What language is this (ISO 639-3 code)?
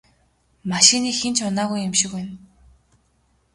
mon